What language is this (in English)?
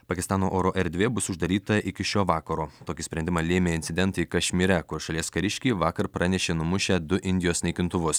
Lithuanian